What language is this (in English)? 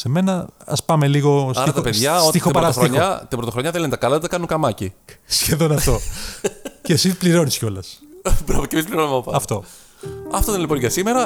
Greek